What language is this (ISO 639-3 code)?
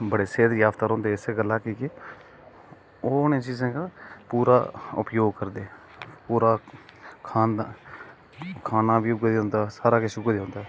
doi